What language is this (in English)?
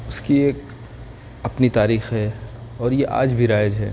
Urdu